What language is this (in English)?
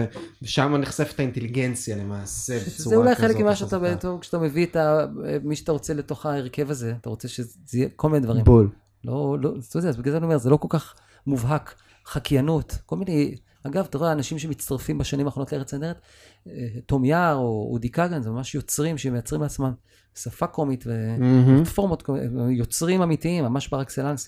Hebrew